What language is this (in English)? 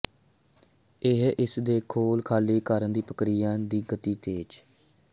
Punjabi